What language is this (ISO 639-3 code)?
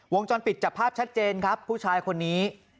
tha